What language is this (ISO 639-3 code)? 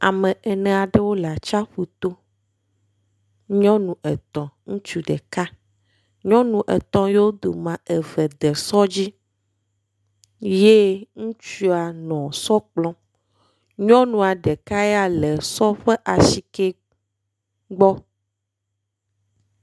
ewe